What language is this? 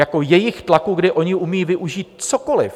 Czech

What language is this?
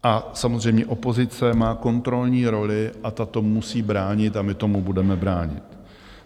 Czech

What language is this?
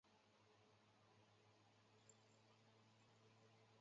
Chinese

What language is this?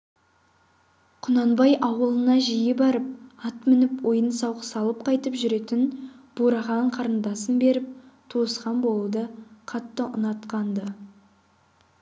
Kazakh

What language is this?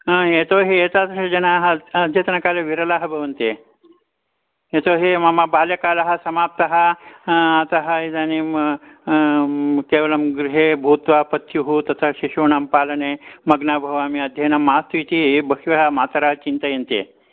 Sanskrit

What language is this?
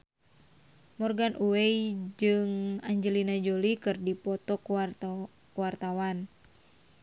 Sundanese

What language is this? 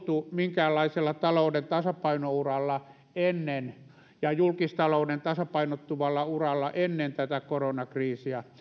Finnish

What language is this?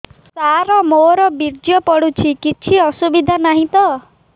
Odia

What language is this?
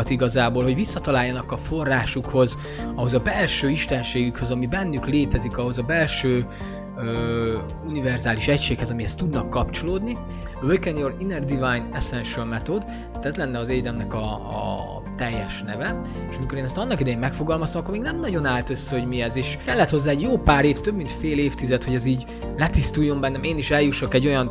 Hungarian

